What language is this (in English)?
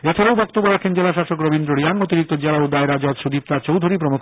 Bangla